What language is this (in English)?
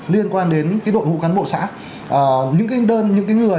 Vietnamese